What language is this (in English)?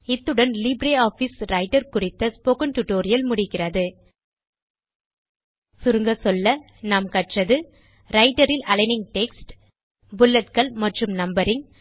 Tamil